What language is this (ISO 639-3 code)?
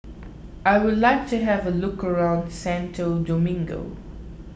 eng